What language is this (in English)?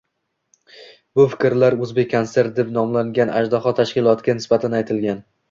Uzbek